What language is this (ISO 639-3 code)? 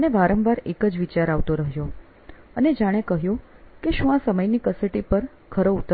guj